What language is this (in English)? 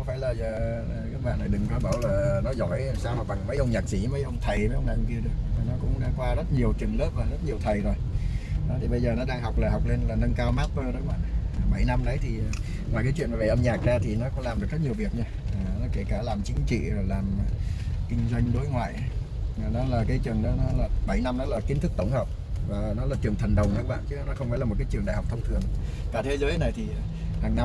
Vietnamese